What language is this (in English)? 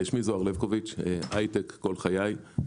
Hebrew